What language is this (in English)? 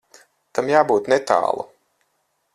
Latvian